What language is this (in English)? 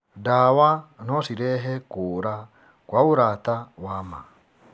Kikuyu